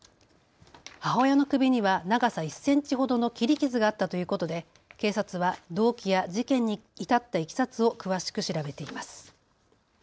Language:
Japanese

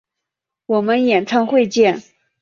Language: Chinese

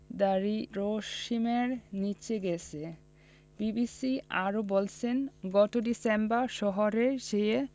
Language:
Bangla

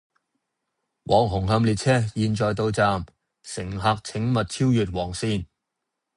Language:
Cantonese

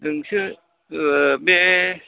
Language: Bodo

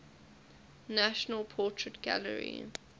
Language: English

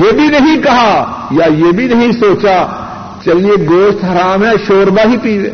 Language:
Urdu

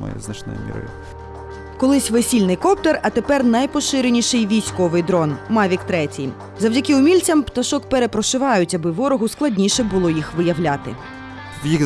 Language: Ukrainian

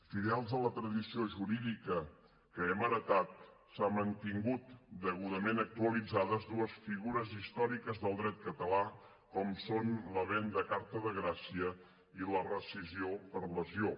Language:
Catalan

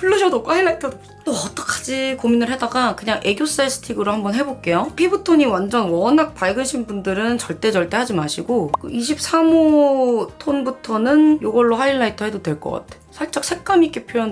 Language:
Korean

